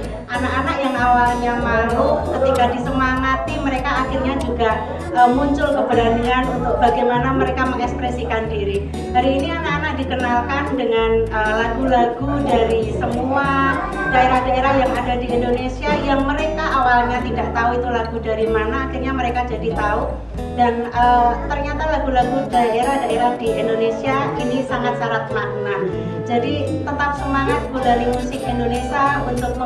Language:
Indonesian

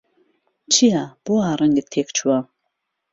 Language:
Central Kurdish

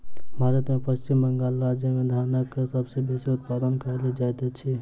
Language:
Maithili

